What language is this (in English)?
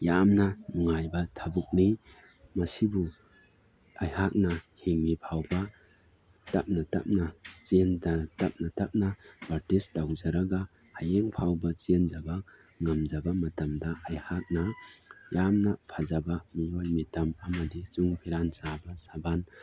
Manipuri